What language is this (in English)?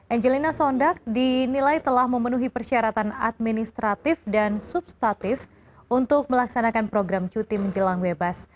Indonesian